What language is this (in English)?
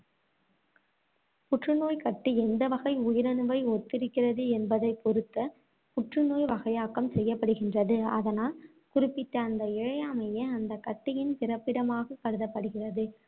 Tamil